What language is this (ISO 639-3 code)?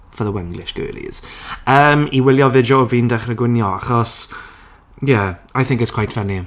cym